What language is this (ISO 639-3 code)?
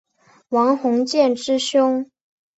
zho